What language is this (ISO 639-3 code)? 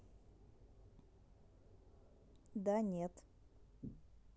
rus